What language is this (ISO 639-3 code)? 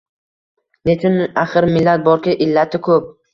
uzb